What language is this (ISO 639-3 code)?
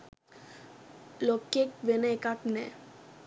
sin